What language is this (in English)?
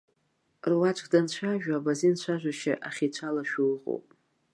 Abkhazian